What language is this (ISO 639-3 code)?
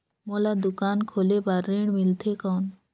hne